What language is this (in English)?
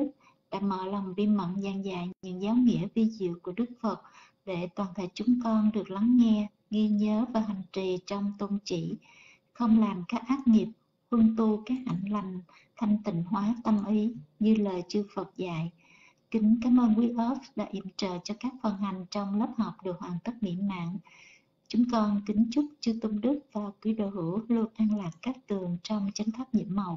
Vietnamese